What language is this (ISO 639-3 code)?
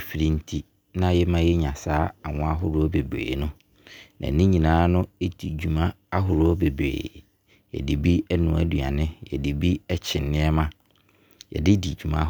abr